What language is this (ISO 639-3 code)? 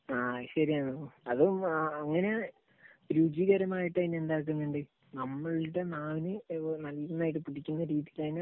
mal